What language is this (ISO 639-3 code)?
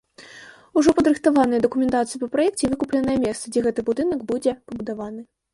bel